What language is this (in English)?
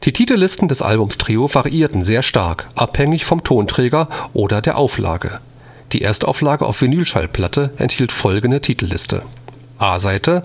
German